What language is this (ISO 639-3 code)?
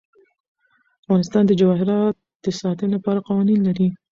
pus